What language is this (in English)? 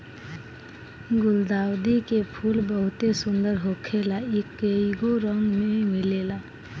Bhojpuri